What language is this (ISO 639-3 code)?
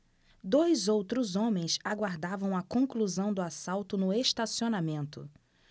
por